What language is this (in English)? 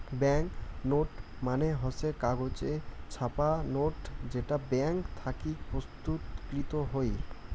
Bangla